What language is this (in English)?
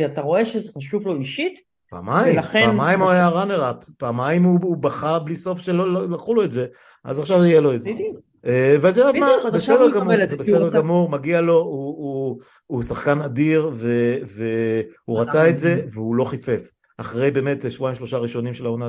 Hebrew